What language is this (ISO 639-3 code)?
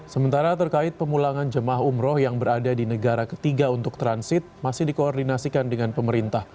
ind